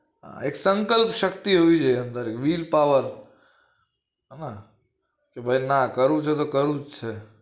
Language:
Gujarati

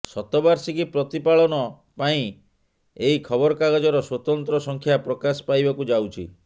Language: Odia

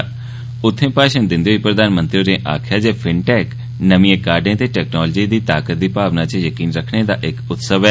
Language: Dogri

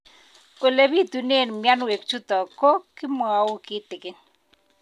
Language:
Kalenjin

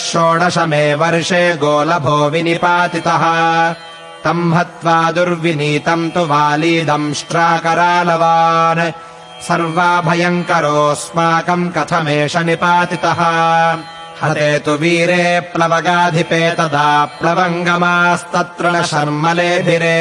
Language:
Kannada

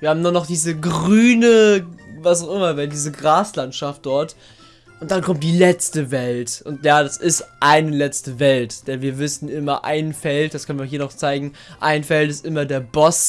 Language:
German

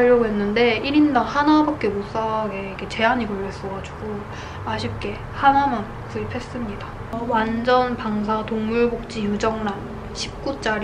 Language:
Korean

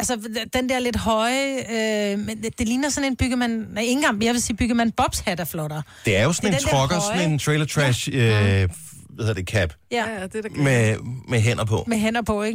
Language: Danish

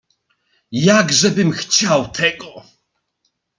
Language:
Polish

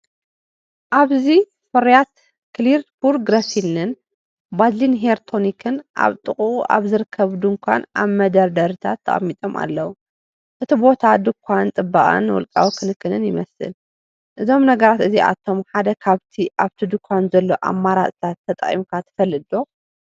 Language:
Tigrinya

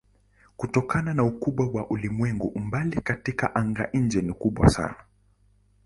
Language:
Swahili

